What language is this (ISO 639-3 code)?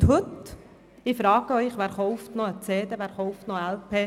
gsw